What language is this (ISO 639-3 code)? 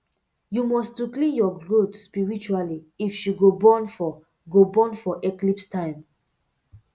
pcm